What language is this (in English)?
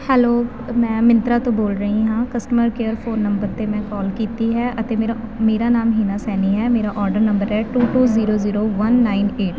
Punjabi